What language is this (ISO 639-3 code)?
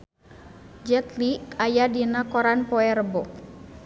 sun